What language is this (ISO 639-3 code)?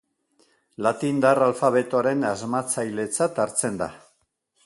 eus